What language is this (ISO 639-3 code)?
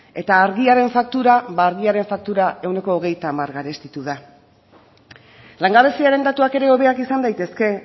eus